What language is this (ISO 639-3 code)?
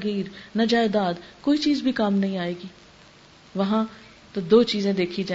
urd